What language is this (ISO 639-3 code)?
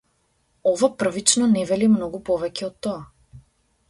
mkd